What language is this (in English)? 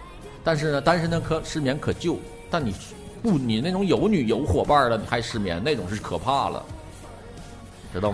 Chinese